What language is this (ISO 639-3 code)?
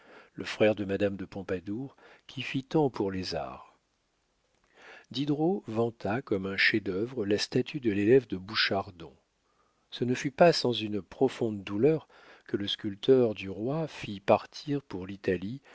fra